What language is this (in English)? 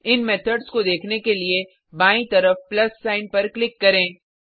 Hindi